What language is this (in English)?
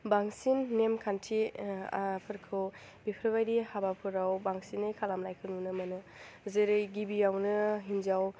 Bodo